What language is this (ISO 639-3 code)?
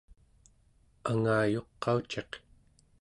esu